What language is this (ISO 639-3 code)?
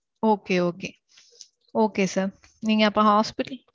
tam